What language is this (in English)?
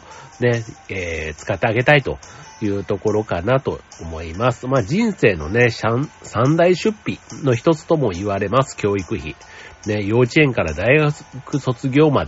Japanese